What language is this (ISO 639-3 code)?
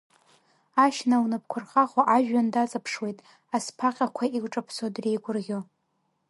abk